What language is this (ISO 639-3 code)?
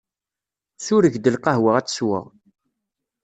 kab